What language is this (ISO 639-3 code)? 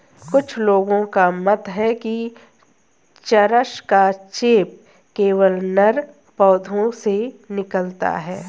hin